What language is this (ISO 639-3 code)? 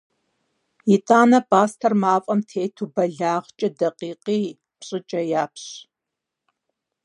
kbd